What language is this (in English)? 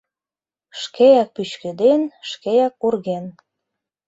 Mari